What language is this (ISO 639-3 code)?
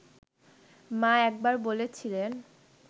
ben